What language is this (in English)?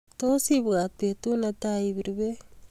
Kalenjin